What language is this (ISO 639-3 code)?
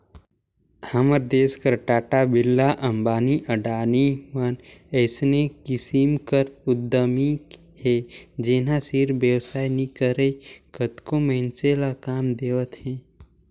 hne